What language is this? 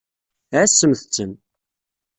Kabyle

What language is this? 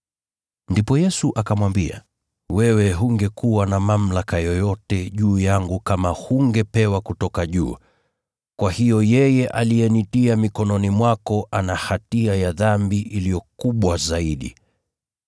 Swahili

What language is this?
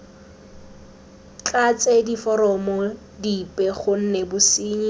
Tswana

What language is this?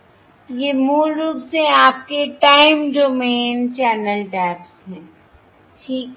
Hindi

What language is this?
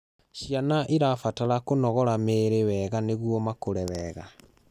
Kikuyu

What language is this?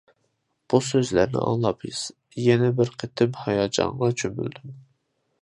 Uyghur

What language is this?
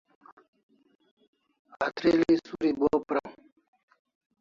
Kalasha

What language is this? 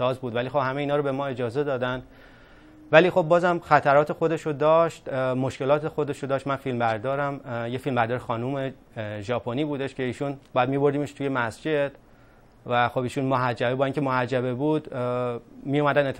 Persian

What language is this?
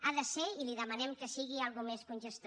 Catalan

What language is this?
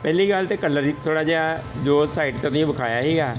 Punjabi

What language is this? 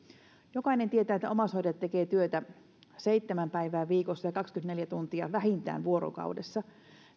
Finnish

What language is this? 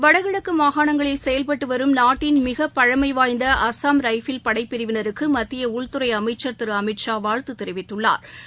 Tamil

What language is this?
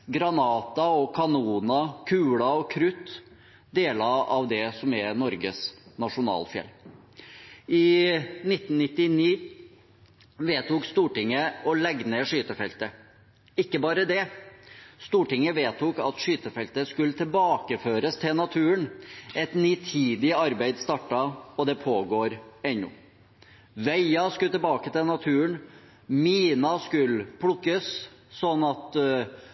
Norwegian Bokmål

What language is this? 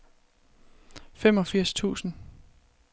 Danish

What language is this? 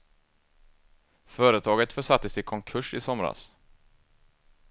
Swedish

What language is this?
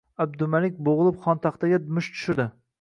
Uzbek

